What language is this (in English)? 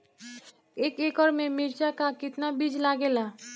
Bhojpuri